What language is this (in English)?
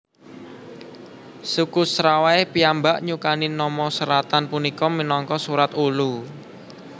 Javanese